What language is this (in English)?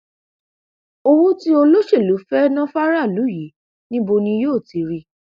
Yoruba